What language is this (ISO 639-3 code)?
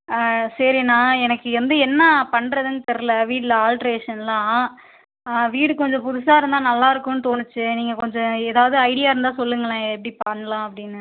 tam